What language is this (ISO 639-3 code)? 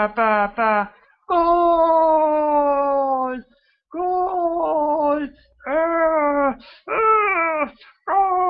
ita